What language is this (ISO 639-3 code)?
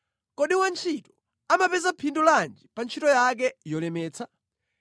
nya